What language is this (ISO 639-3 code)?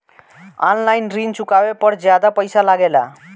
bho